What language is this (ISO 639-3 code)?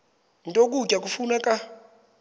xho